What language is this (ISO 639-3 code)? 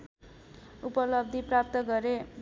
nep